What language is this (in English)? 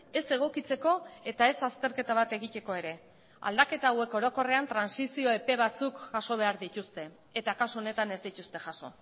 Basque